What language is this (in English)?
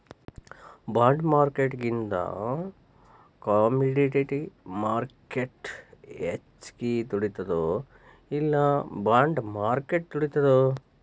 Kannada